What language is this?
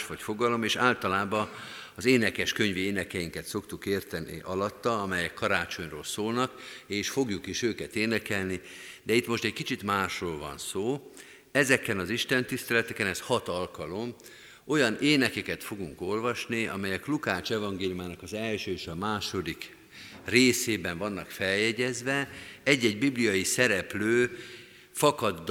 Hungarian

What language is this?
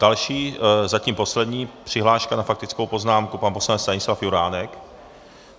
Czech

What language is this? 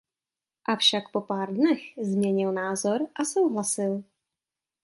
Czech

